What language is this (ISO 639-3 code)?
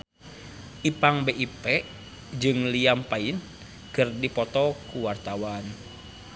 sun